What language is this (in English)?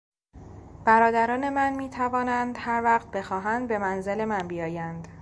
Persian